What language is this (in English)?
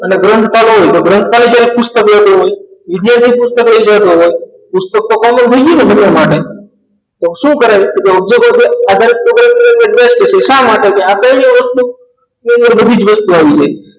Gujarati